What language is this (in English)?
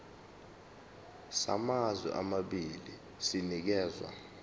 Zulu